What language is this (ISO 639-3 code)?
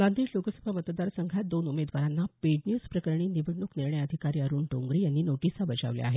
mar